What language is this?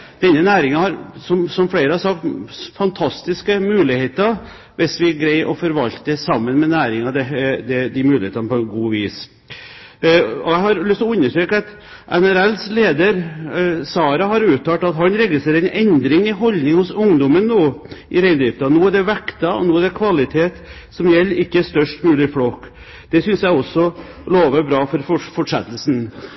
Norwegian Bokmål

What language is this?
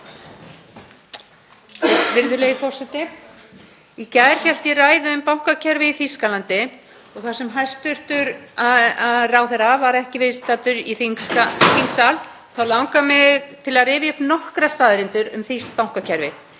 Icelandic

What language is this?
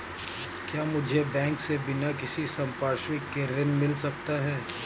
Hindi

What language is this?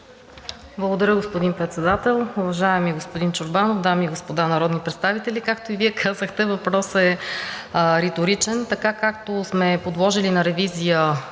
Bulgarian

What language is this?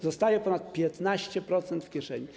Polish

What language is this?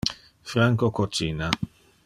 Interlingua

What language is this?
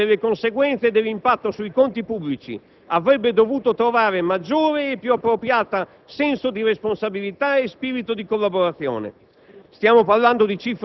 Italian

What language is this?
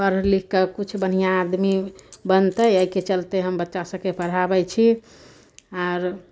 Maithili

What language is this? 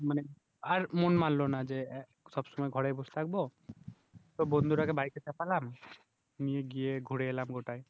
Bangla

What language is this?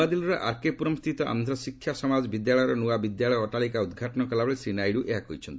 Odia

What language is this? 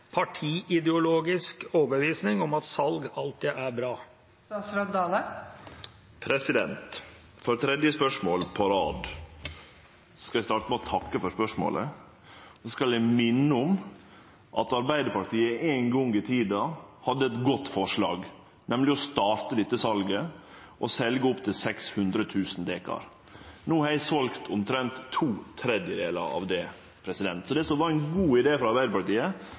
Norwegian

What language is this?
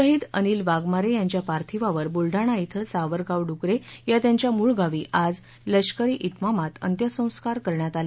Marathi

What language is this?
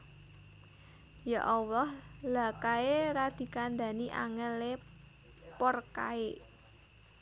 Javanese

